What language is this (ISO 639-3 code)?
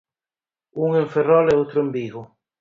glg